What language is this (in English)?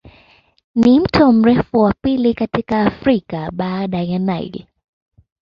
Swahili